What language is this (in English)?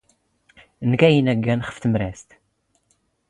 Standard Moroccan Tamazight